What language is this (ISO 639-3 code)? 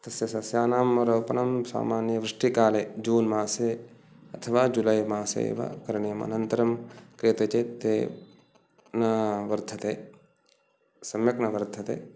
san